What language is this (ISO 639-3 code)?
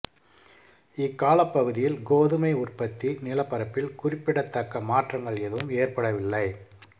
tam